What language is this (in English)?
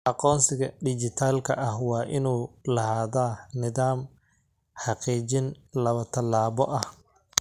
Somali